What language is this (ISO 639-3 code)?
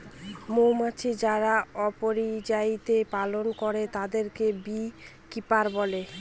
ben